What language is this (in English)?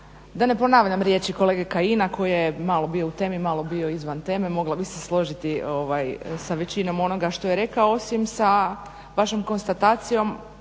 Croatian